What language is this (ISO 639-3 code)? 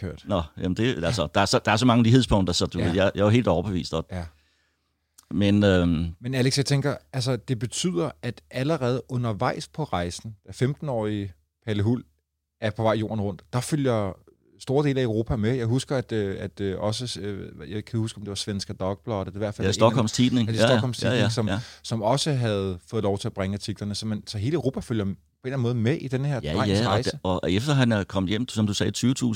dan